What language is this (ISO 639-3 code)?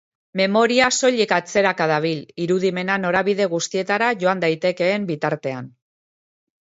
eus